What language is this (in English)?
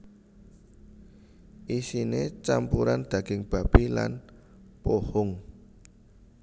Javanese